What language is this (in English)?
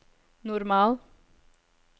Norwegian